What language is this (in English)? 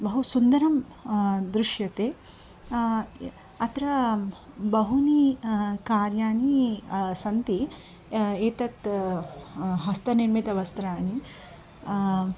Sanskrit